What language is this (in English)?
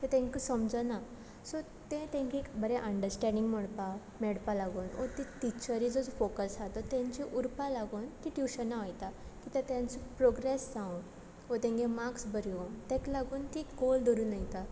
Konkani